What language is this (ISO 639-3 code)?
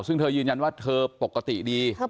tha